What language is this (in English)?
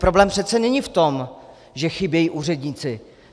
Czech